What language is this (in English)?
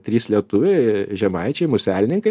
Lithuanian